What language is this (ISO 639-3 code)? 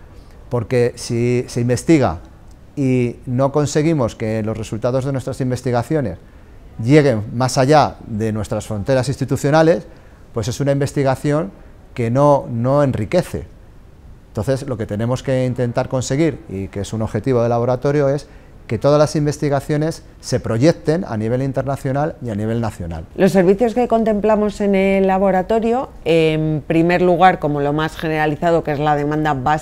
spa